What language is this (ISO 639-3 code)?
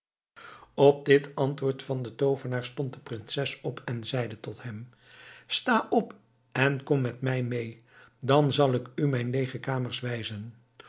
nld